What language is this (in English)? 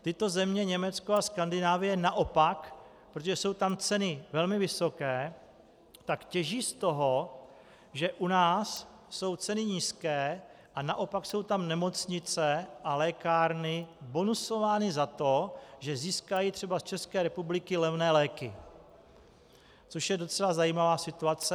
Czech